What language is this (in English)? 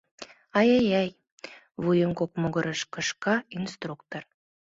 Mari